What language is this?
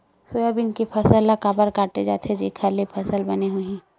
Chhattisgarhi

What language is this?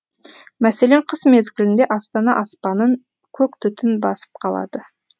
Kazakh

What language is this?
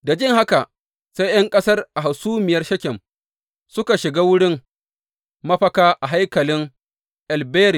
Hausa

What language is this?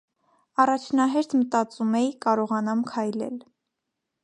Armenian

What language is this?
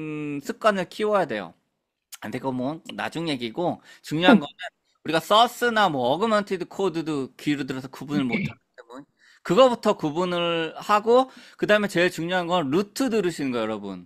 Korean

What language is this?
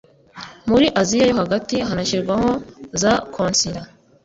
Kinyarwanda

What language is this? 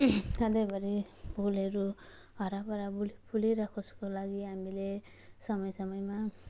Nepali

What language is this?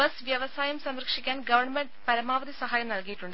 Malayalam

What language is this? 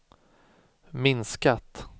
Swedish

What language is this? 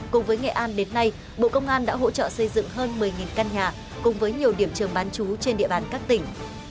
Vietnamese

